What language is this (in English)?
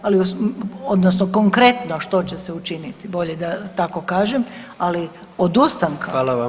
Croatian